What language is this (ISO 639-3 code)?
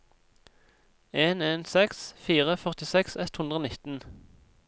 nor